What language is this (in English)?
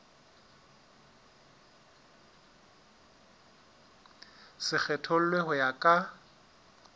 Southern Sotho